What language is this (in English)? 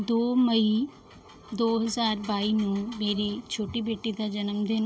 Punjabi